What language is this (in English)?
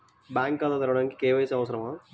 Telugu